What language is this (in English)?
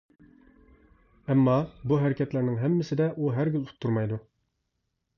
Uyghur